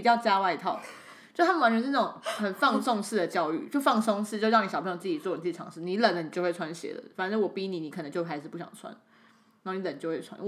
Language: Chinese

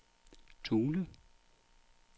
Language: Danish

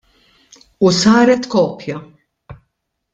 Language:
Maltese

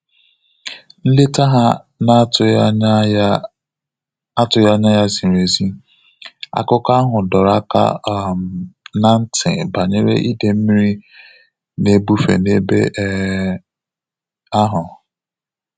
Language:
Igbo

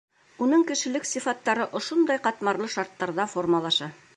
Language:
Bashkir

